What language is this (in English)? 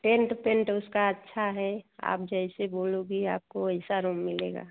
Hindi